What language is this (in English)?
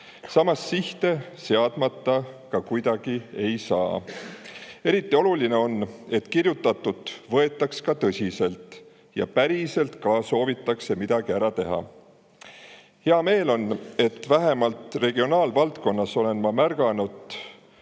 Estonian